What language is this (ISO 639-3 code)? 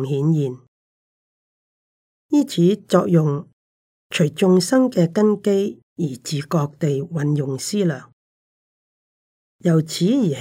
zho